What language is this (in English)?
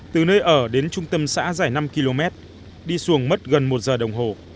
Vietnamese